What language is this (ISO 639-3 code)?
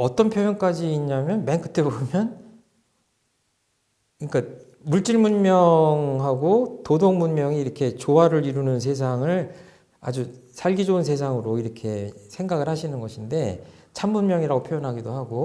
kor